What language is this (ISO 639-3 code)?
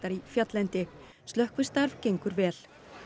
isl